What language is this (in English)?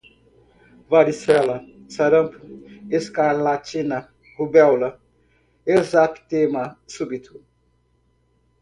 Portuguese